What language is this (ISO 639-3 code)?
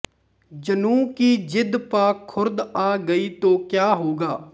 pan